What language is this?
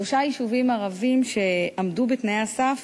Hebrew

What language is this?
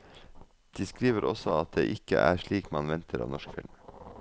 Norwegian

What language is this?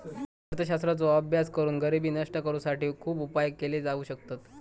Marathi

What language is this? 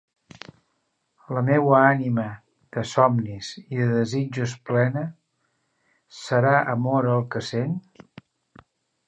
Catalan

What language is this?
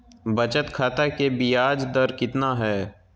Magahi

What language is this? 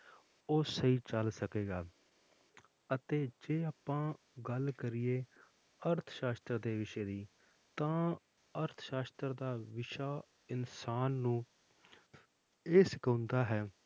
Punjabi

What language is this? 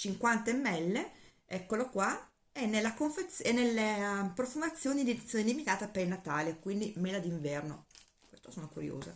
Italian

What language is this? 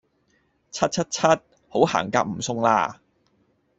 Cantonese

